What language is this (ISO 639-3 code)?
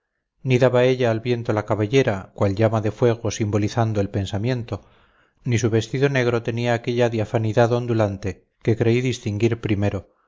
spa